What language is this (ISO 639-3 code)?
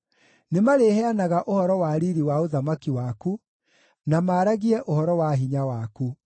kik